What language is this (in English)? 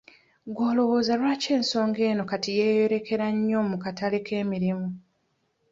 Ganda